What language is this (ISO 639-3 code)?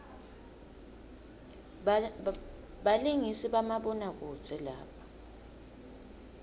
ssw